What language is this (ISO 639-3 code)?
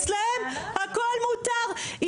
heb